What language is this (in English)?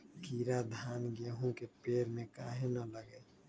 Magahi